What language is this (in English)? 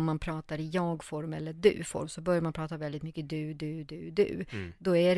Swedish